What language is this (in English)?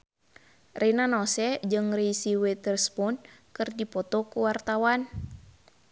Sundanese